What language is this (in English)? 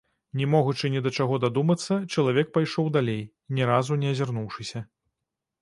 Belarusian